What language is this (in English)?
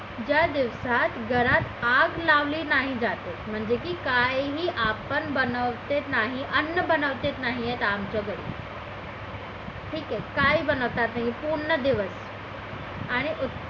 Marathi